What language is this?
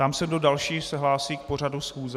Czech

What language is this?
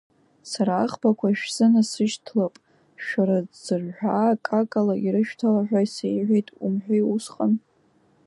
Abkhazian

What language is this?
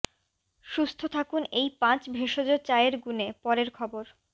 Bangla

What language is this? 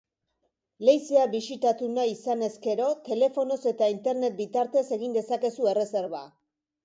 Basque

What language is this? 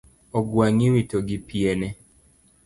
Luo (Kenya and Tanzania)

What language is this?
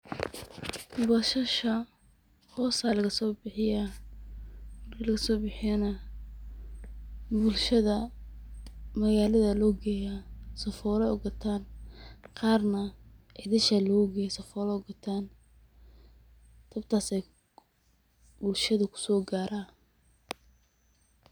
Somali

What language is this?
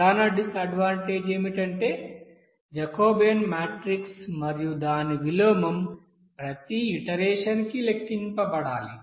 Telugu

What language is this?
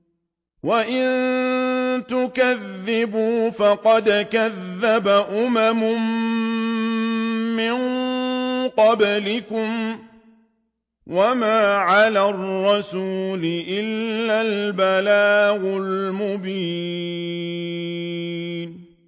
Arabic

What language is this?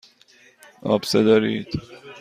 Persian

